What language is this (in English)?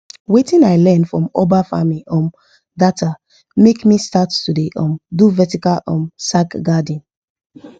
Nigerian Pidgin